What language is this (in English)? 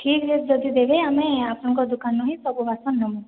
Odia